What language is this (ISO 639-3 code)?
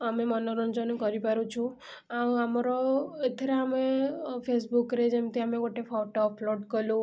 ori